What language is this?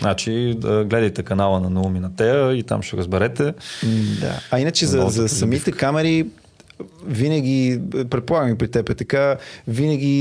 Bulgarian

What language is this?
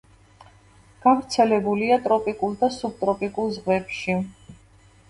Georgian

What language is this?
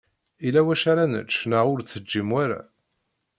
Kabyle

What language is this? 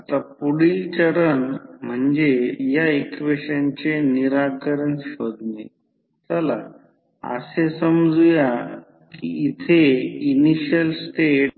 Marathi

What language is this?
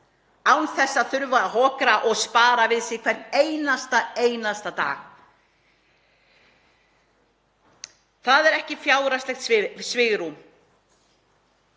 Icelandic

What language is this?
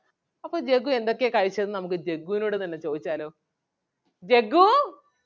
Malayalam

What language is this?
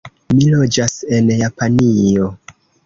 Esperanto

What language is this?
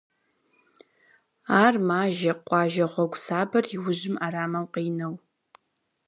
Kabardian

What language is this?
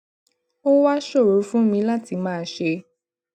Yoruba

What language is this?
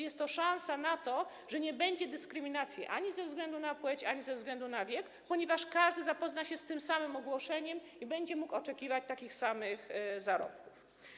Polish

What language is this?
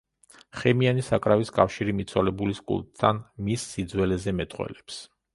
Georgian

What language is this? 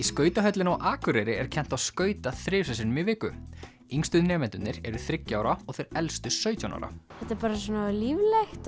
Icelandic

